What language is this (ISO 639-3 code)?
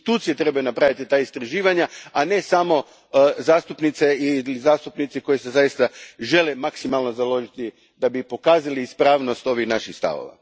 hrv